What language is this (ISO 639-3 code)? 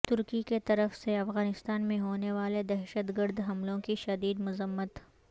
urd